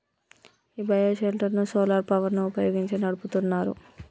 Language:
Telugu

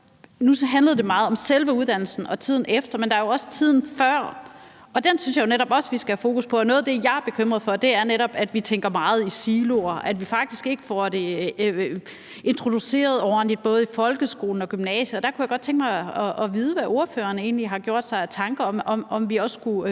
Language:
Danish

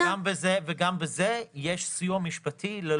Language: Hebrew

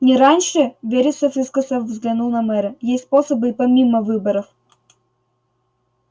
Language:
Russian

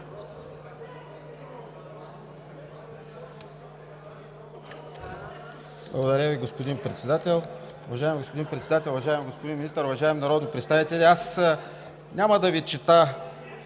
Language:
Bulgarian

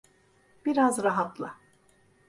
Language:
Turkish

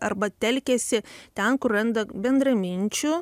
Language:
Lithuanian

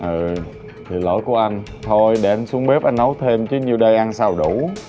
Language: Vietnamese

